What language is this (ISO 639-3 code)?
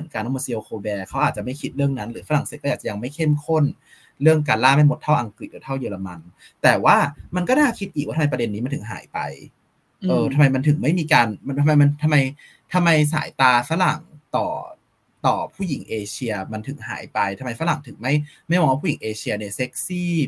tha